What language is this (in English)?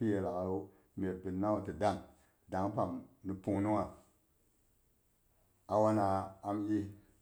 Boghom